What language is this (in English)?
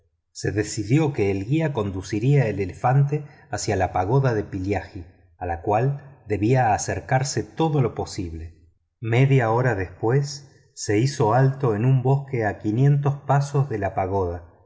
Spanish